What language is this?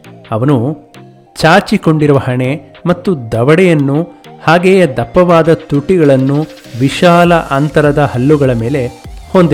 Kannada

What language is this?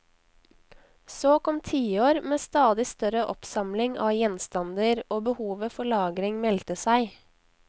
Norwegian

